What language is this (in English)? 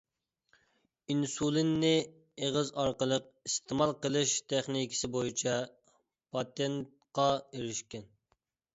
Uyghur